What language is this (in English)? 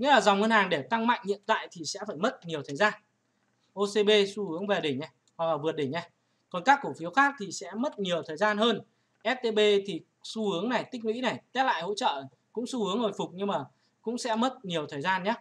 Vietnamese